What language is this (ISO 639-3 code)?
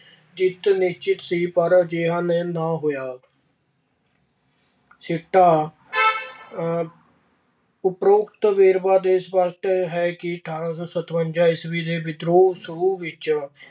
pan